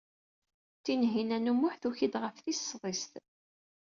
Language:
Kabyle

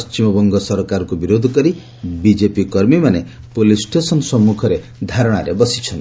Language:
Odia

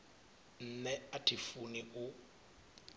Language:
Venda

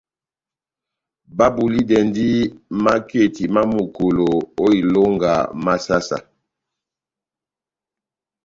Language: Batanga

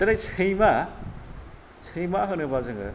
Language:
Bodo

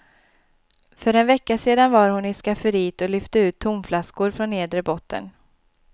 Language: Swedish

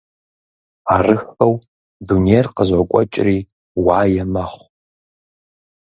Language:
Kabardian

